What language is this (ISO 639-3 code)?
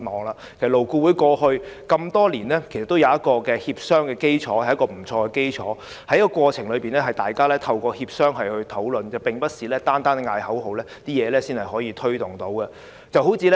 yue